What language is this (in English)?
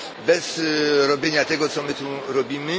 Polish